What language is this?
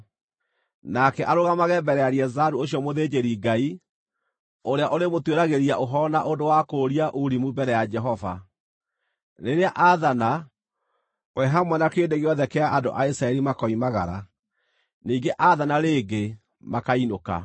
Kikuyu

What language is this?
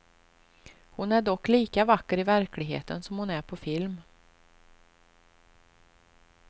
Swedish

